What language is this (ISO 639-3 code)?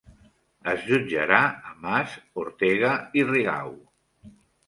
cat